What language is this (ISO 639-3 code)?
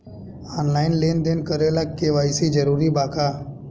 bho